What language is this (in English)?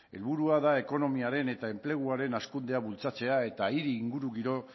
Basque